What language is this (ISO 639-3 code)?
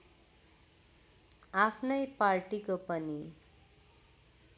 nep